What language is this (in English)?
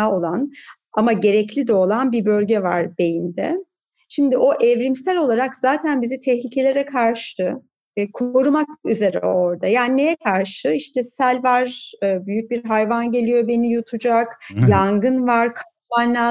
Turkish